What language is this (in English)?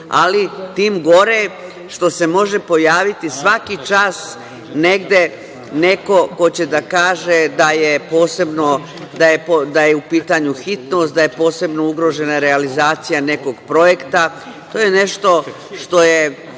Serbian